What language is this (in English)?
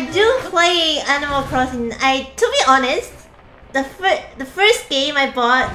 English